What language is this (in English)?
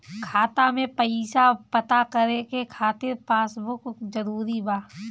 Bhojpuri